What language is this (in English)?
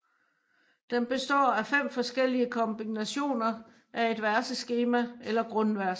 Danish